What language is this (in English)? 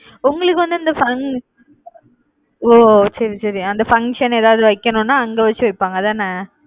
Tamil